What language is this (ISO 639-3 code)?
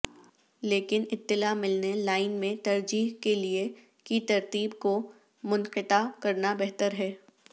urd